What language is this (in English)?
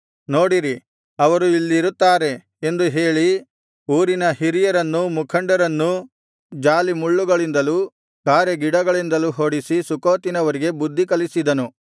Kannada